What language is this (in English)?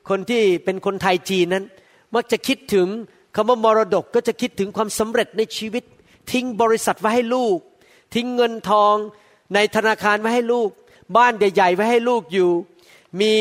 Thai